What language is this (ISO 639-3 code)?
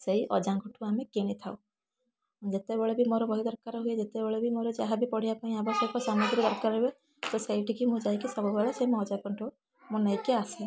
ori